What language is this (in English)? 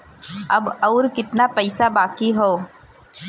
Bhojpuri